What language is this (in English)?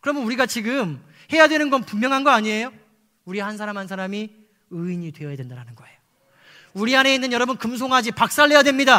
Korean